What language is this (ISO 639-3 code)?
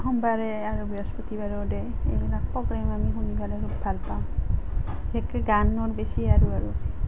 asm